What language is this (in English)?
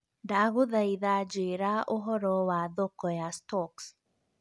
Kikuyu